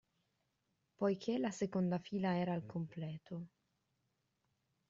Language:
Italian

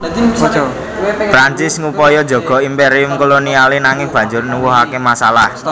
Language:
Javanese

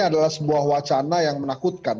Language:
Indonesian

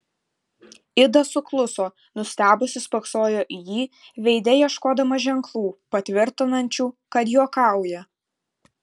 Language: Lithuanian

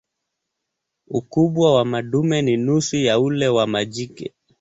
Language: Swahili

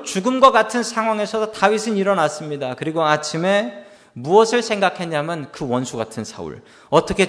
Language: Korean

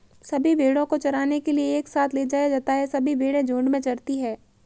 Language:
Hindi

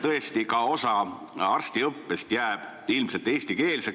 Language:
Estonian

